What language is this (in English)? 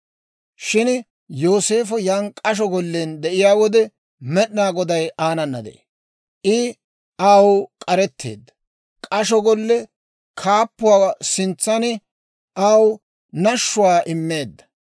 Dawro